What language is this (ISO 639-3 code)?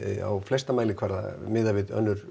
isl